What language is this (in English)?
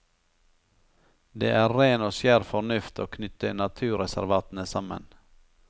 Norwegian